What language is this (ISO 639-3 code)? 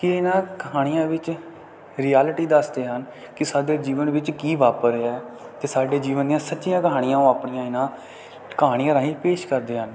pan